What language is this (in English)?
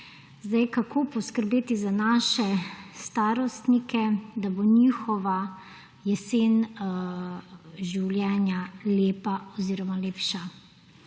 Slovenian